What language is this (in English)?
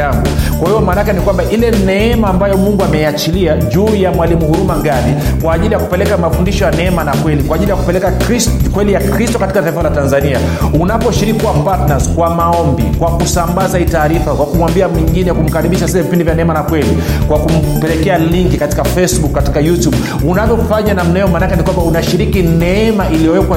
Swahili